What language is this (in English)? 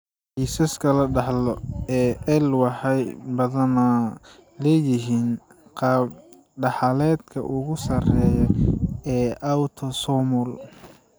Somali